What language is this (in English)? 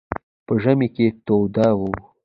Pashto